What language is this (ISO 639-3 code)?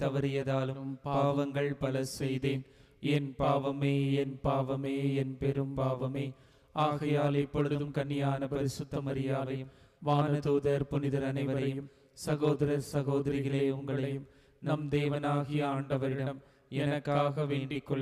hin